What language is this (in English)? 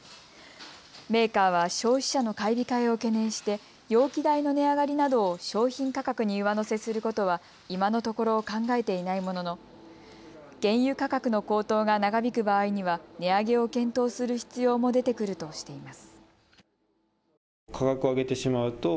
Japanese